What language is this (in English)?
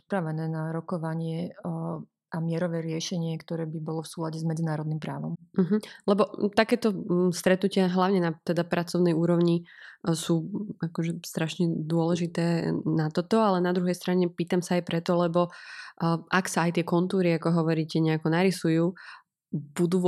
Slovak